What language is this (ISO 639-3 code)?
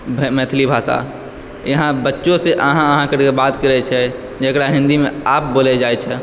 mai